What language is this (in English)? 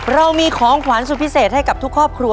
Thai